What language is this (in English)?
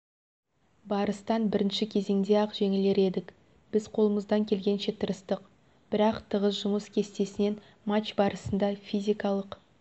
Kazakh